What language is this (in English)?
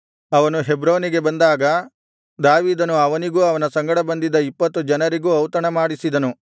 Kannada